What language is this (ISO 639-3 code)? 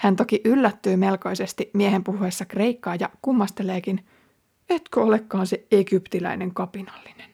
fin